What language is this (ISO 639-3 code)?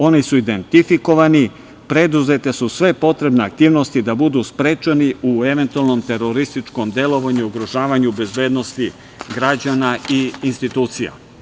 srp